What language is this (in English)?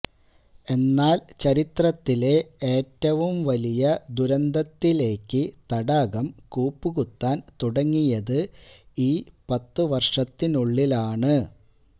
Malayalam